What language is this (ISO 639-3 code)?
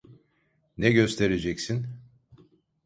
tur